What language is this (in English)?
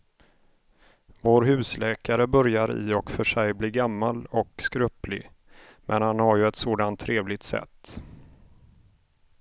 Swedish